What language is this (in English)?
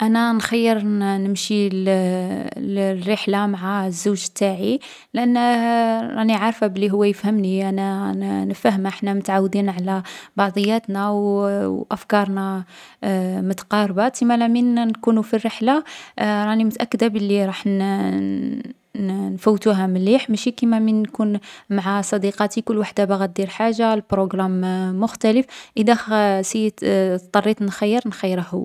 Algerian Arabic